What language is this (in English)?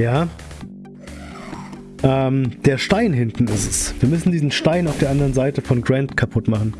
German